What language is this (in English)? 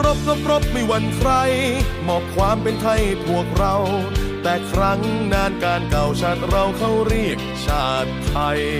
Thai